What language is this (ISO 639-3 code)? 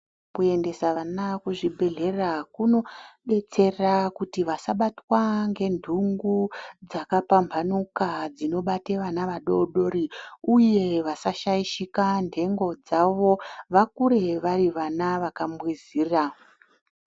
ndc